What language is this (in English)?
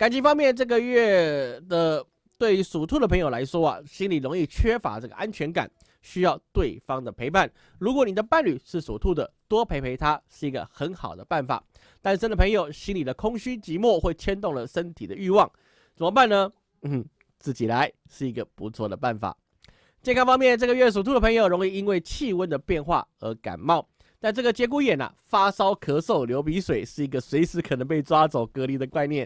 Chinese